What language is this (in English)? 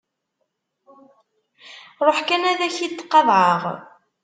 Kabyle